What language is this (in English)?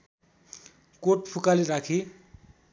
Nepali